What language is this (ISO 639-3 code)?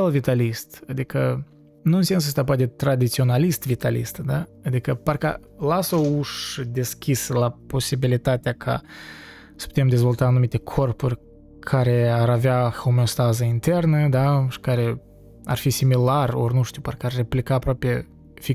ron